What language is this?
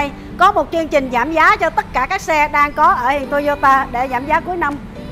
Vietnamese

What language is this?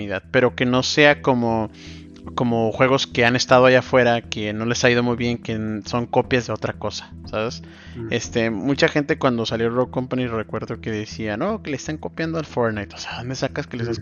Spanish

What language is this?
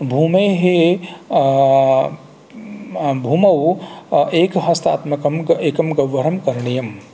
Sanskrit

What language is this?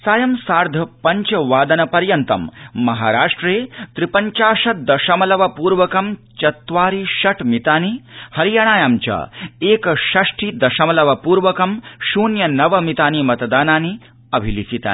Sanskrit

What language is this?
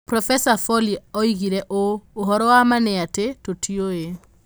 Kikuyu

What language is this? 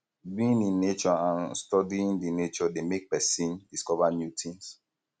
Nigerian Pidgin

